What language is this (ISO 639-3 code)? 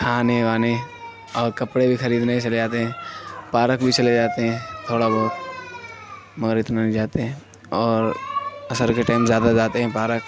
urd